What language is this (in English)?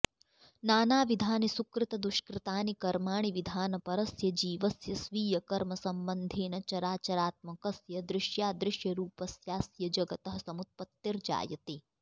Sanskrit